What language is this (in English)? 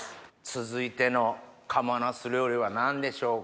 Japanese